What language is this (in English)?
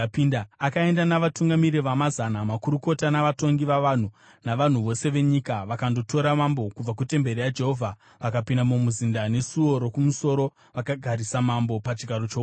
Shona